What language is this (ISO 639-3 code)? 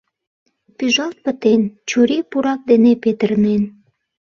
chm